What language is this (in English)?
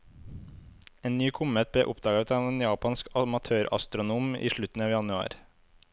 Norwegian